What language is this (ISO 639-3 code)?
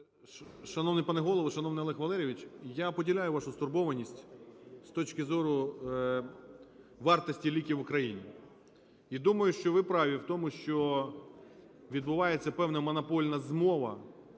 ukr